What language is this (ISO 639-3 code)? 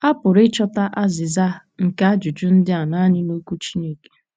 ibo